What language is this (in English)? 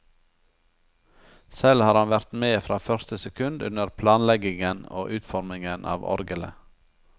Norwegian